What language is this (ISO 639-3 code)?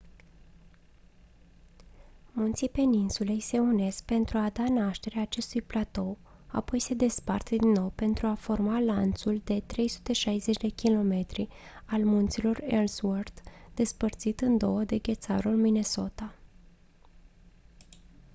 ron